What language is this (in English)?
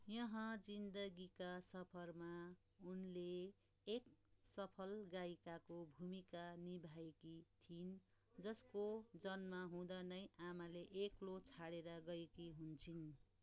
Nepali